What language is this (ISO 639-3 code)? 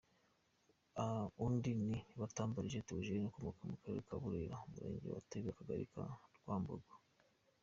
kin